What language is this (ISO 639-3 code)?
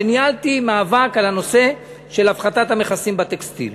heb